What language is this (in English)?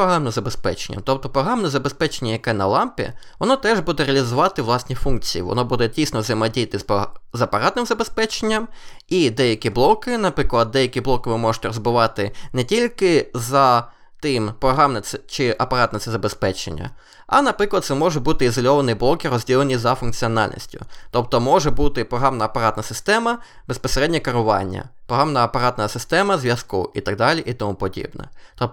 Ukrainian